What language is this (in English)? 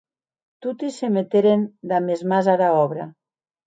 Occitan